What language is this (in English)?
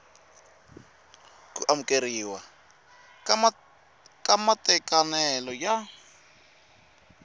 Tsonga